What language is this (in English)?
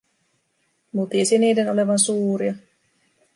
Finnish